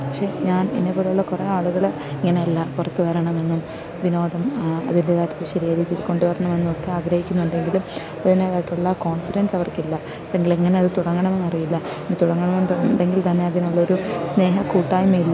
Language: Malayalam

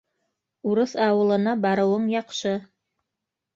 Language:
Bashkir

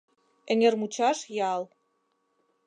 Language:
Mari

